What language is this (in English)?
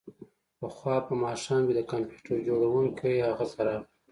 Pashto